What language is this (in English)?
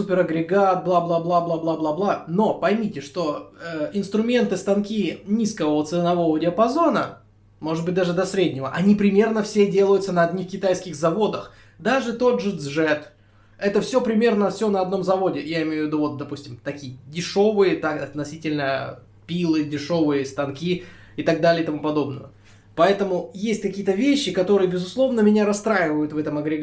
Russian